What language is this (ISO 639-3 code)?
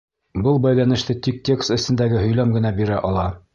bak